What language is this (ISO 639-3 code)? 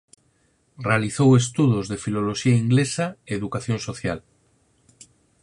glg